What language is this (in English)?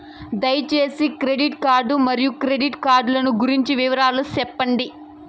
Telugu